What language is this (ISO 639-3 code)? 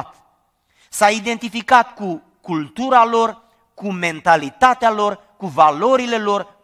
ron